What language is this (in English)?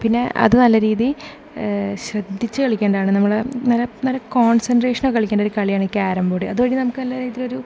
Malayalam